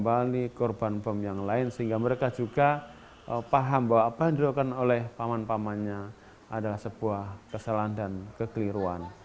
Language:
Indonesian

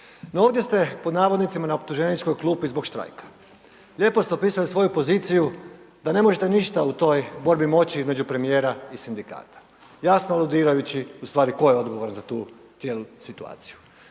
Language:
Croatian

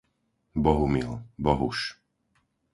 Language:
Slovak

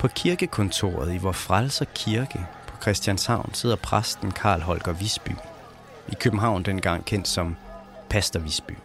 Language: Danish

